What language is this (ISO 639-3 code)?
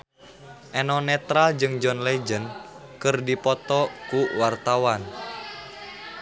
sun